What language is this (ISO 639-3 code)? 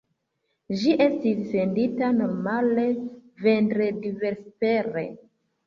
epo